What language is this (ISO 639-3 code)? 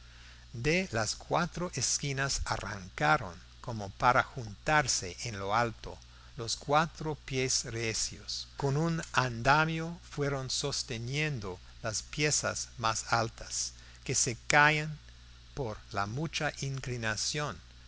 spa